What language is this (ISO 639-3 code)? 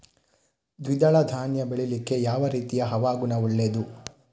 kan